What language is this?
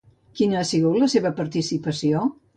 Catalan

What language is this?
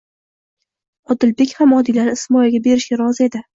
Uzbek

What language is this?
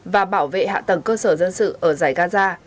Vietnamese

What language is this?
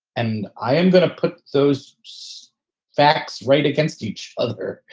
English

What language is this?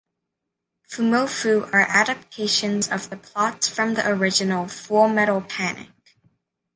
English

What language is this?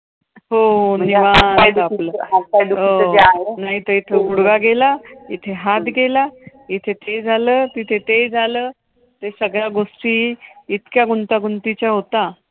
Marathi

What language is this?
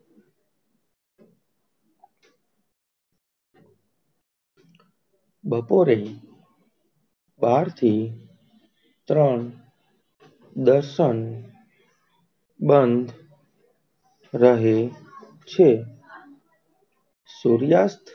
Gujarati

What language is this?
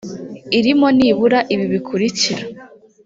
Kinyarwanda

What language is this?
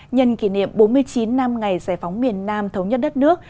Vietnamese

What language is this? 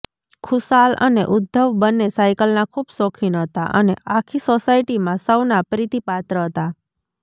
Gujarati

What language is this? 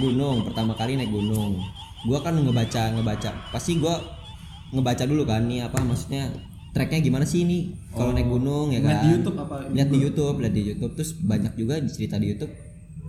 Indonesian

